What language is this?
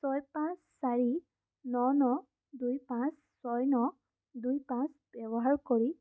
Assamese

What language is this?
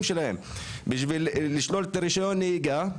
Hebrew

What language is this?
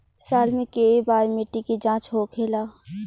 Bhojpuri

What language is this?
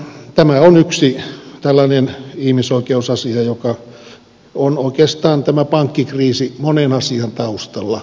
Finnish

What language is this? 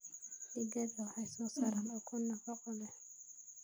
Somali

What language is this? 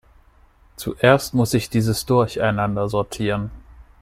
German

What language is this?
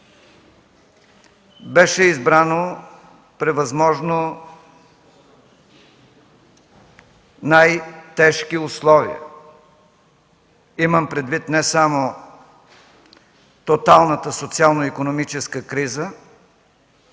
Bulgarian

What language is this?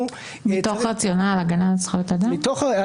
Hebrew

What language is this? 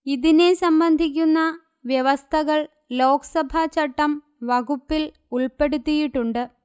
Malayalam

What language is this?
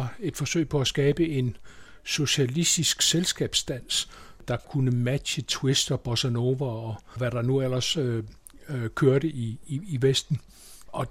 Danish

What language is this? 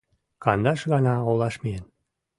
Mari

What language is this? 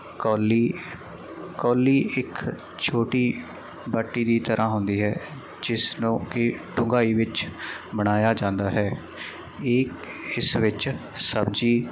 Punjabi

